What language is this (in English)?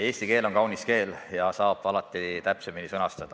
Estonian